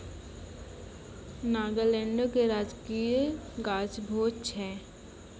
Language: Maithili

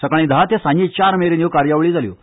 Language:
Konkani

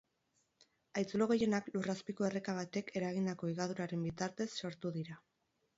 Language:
Basque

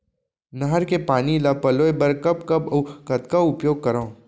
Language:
Chhattisgarhi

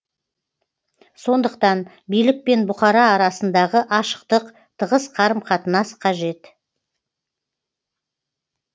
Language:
Kazakh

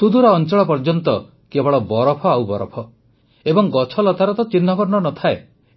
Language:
Odia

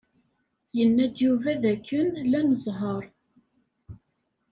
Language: Kabyle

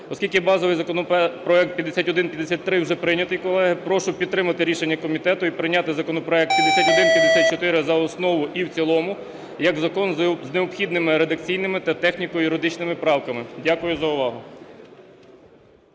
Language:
Ukrainian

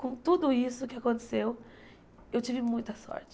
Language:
Portuguese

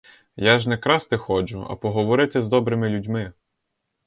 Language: Ukrainian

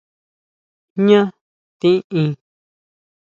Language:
Huautla Mazatec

